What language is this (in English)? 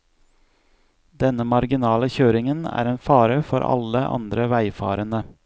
Norwegian